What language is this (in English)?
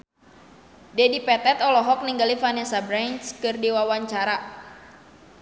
Sundanese